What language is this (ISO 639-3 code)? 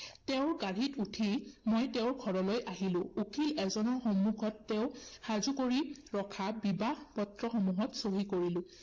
asm